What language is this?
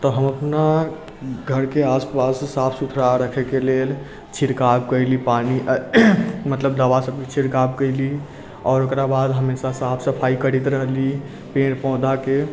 Maithili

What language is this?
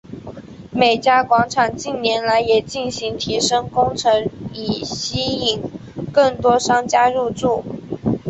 Chinese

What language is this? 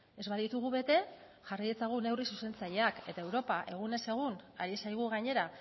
Basque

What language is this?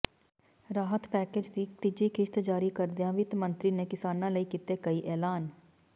Punjabi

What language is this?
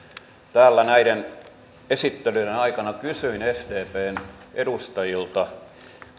Finnish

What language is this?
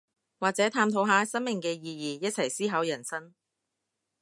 Cantonese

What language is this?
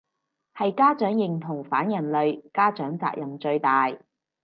Cantonese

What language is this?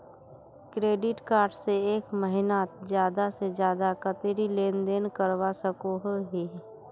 Magahi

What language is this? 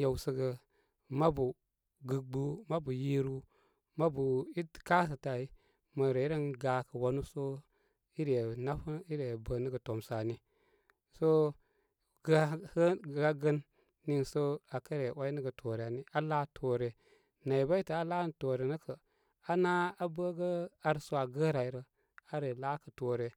Koma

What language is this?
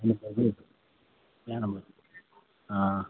Maithili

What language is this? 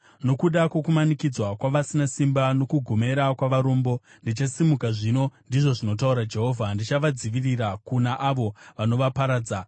Shona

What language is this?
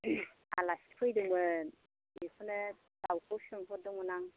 Bodo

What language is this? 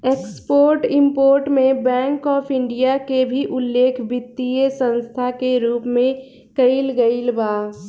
Bhojpuri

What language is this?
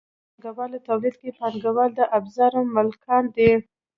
Pashto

